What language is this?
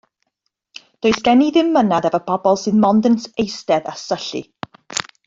Welsh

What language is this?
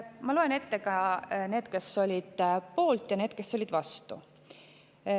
Estonian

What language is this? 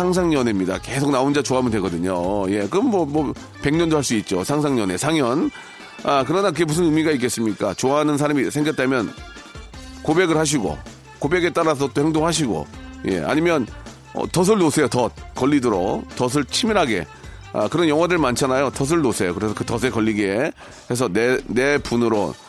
Korean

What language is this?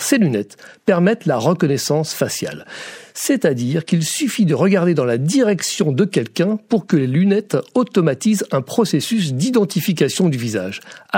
French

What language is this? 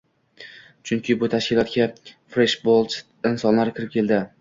Uzbek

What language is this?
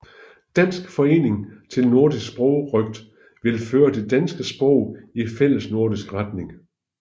Danish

